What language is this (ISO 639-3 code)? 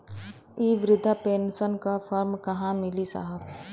bho